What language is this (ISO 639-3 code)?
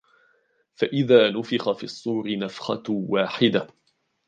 ara